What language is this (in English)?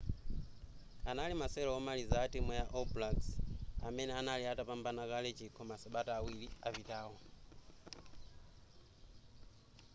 Nyanja